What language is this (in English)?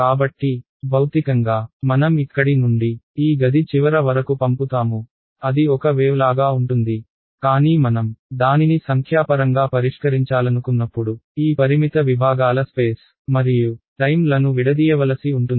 Telugu